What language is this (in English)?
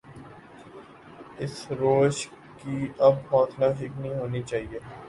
Urdu